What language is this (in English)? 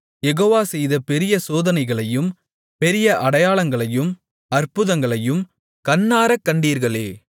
Tamil